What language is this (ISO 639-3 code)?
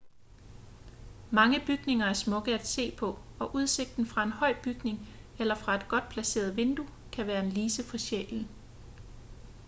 dan